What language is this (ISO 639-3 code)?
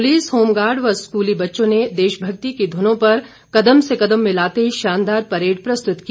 hin